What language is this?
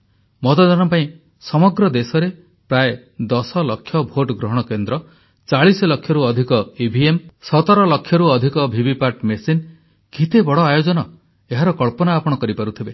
Odia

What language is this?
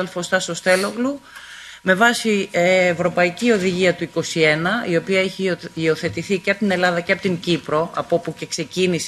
Greek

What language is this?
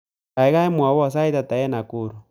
Kalenjin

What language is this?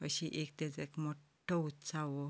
Konkani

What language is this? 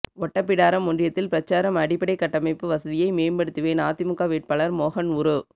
Tamil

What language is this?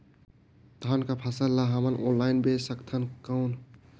Chhattisgarhi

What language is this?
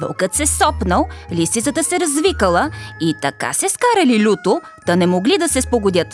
Bulgarian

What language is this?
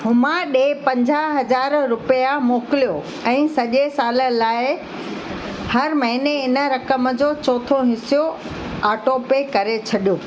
Sindhi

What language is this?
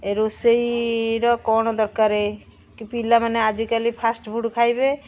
Odia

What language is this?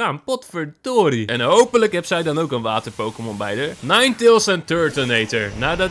Dutch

